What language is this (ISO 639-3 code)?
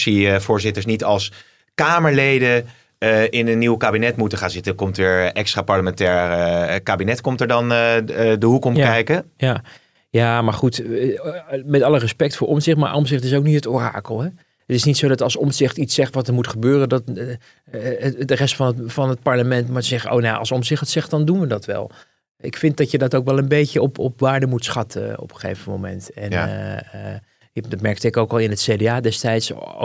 nld